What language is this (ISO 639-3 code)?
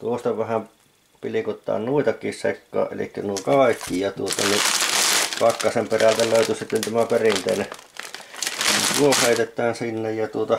fin